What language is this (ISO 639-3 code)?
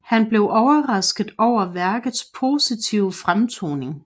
dan